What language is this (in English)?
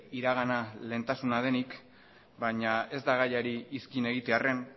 Basque